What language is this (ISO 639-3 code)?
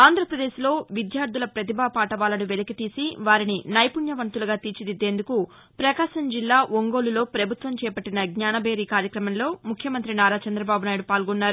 tel